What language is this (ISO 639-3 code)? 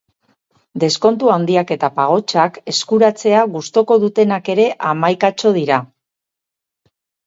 eus